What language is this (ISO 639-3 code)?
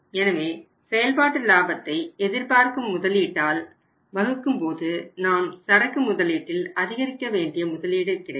tam